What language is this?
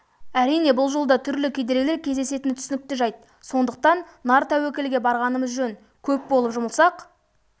Kazakh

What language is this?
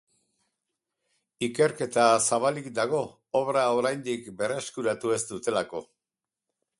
Basque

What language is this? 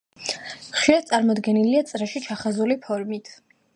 Georgian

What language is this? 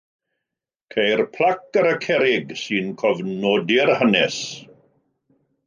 Welsh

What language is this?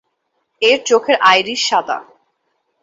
Bangla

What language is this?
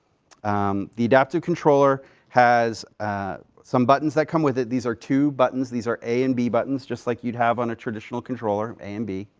English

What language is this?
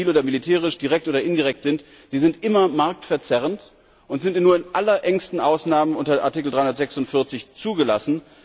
German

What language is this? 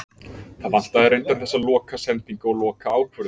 Icelandic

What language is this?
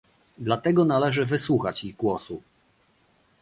Polish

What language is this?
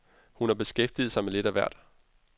Danish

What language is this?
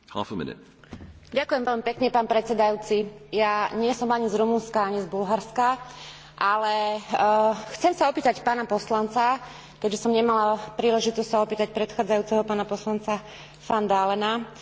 Slovak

